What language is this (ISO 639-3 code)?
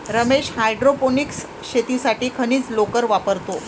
mar